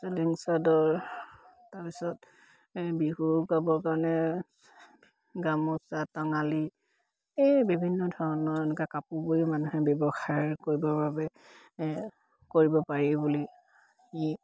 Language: Assamese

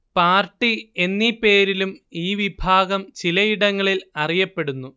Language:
Malayalam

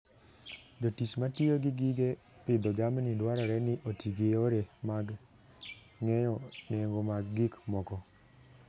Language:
Luo (Kenya and Tanzania)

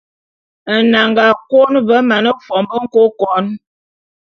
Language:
Bulu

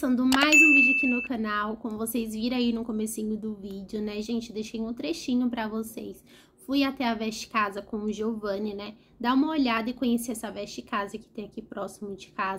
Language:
Portuguese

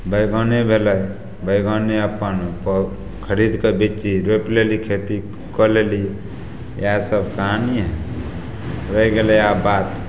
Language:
Maithili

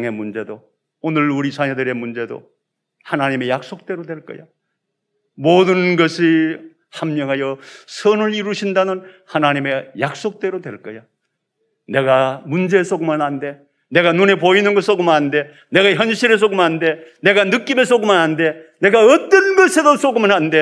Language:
Korean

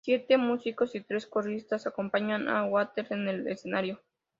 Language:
Spanish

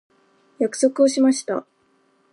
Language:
Japanese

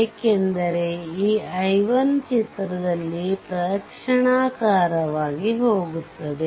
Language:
Kannada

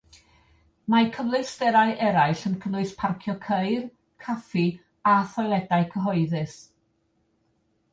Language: Welsh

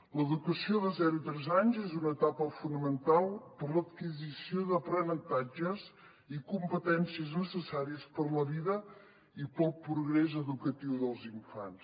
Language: Catalan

